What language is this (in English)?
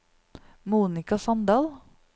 Norwegian